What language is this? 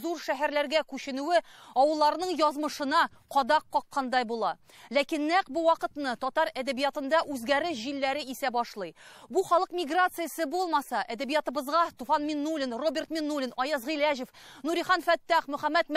Turkish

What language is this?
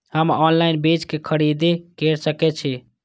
Maithili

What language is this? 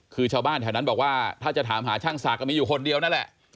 Thai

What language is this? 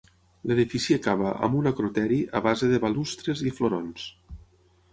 Catalan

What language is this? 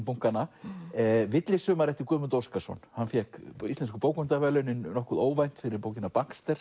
Icelandic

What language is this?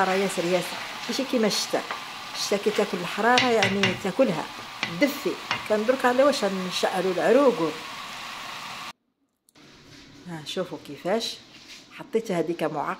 Arabic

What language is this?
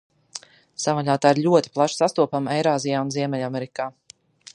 Latvian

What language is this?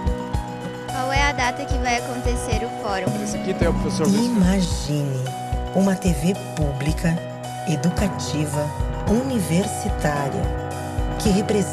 Portuguese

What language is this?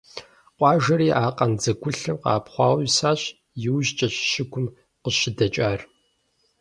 Kabardian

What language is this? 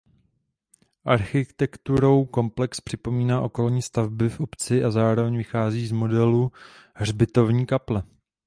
Czech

